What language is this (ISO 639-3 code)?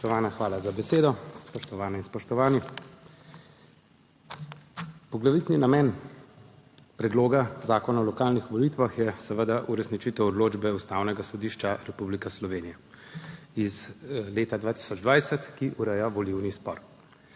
slv